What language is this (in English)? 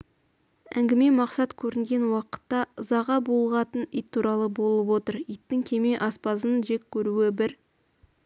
Kazakh